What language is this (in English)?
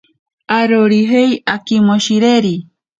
Ashéninka Perené